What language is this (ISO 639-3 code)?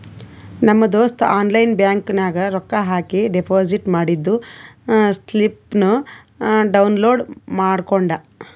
kan